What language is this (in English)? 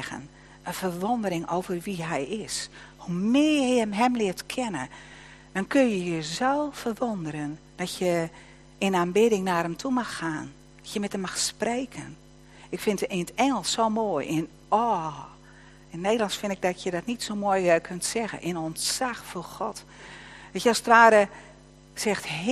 Dutch